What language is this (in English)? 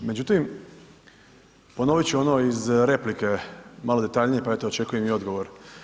Croatian